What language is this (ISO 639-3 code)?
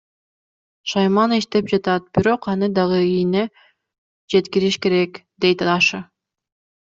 kir